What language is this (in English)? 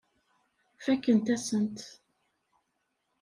Kabyle